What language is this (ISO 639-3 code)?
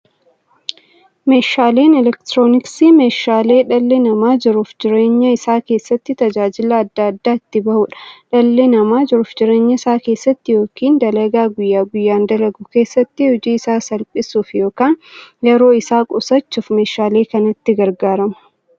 orm